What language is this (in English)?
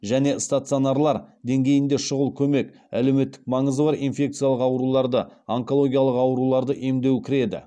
Kazakh